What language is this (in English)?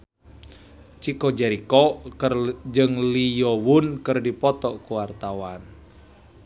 Sundanese